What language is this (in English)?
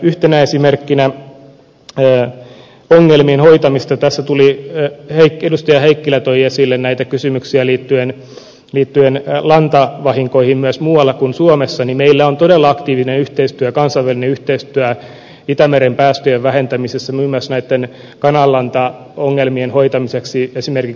Finnish